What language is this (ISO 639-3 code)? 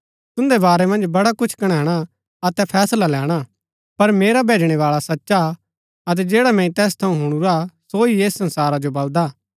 gbk